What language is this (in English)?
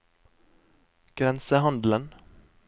Norwegian